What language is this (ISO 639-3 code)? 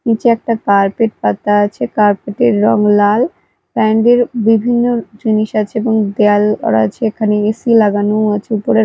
ben